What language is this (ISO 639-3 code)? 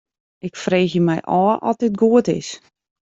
fry